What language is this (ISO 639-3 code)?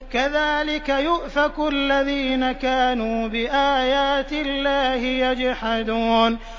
ara